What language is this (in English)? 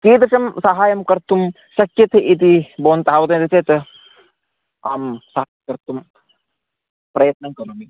Sanskrit